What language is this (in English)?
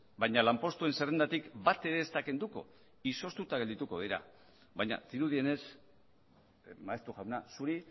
Basque